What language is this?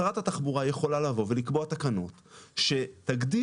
Hebrew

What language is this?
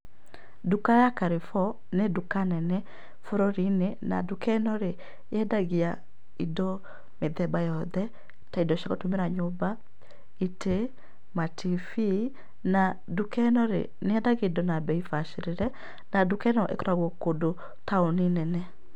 Kikuyu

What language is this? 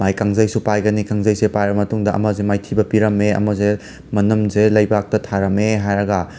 Manipuri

